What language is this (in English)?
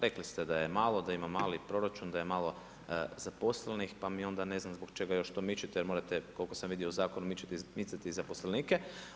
Croatian